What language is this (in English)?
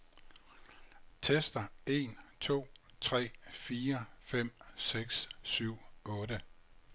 Danish